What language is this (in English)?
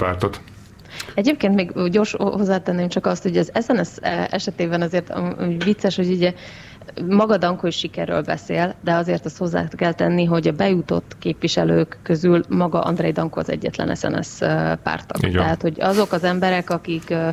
Hungarian